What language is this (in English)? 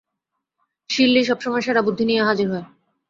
Bangla